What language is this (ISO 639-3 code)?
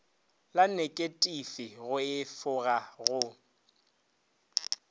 nso